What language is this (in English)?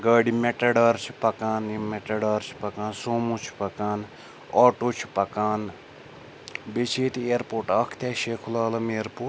Kashmiri